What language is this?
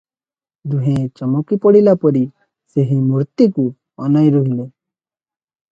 Odia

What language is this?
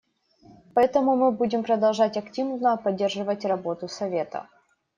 Russian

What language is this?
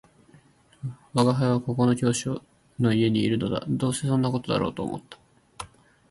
Japanese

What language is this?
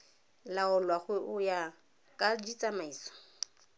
Tswana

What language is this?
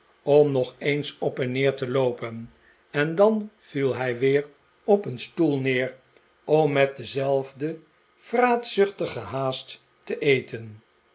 Dutch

